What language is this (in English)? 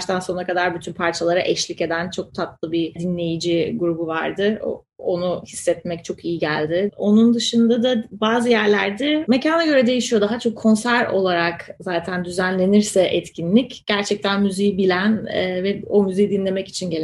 Turkish